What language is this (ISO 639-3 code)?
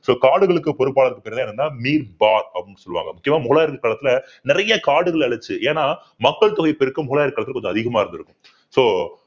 tam